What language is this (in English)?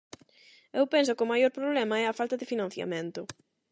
Galician